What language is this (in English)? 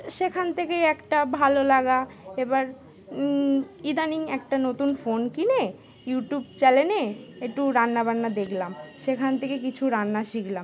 Bangla